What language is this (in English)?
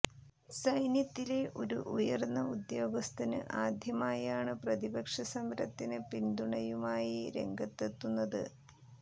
Malayalam